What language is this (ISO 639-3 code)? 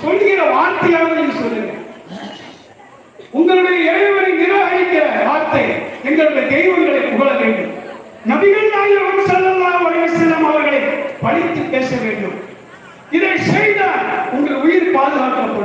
tam